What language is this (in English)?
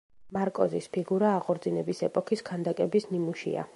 Georgian